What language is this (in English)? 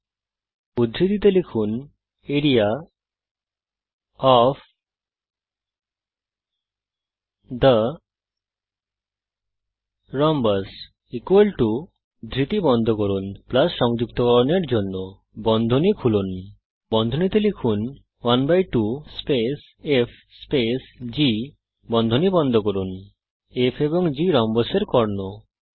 Bangla